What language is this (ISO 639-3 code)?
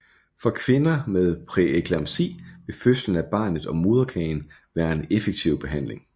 dan